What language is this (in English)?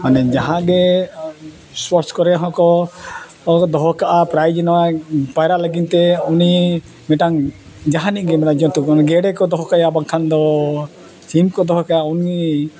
Santali